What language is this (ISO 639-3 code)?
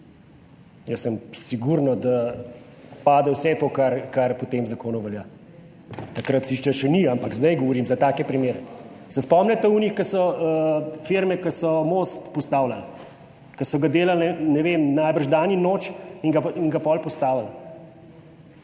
slv